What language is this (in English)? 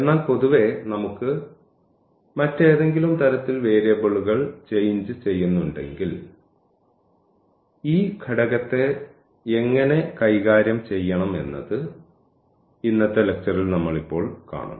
Malayalam